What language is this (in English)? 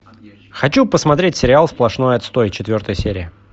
Russian